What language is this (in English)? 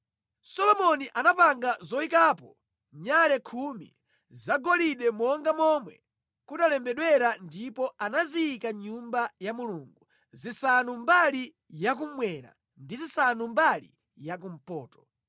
Nyanja